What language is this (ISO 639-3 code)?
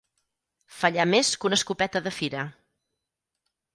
cat